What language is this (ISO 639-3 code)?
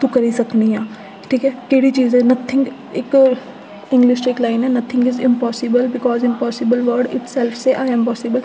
doi